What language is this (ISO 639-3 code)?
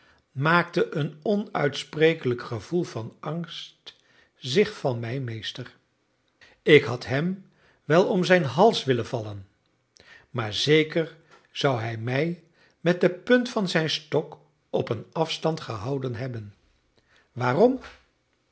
nld